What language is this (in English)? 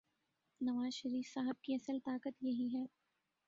Urdu